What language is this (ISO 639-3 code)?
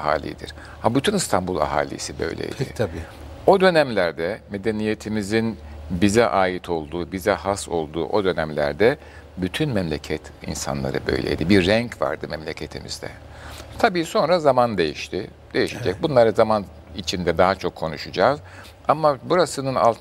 tur